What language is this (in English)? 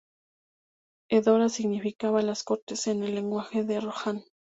Spanish